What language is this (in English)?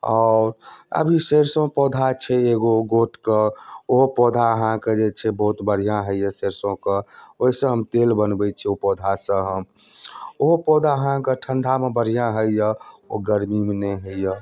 Maithili